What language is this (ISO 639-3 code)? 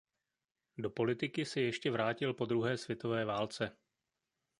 ces